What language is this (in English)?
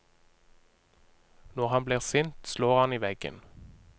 Norwegian